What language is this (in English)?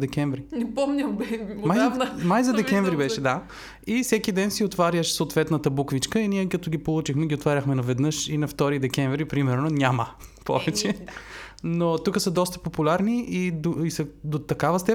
Bulgarian